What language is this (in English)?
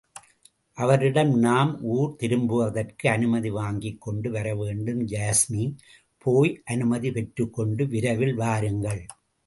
Tamil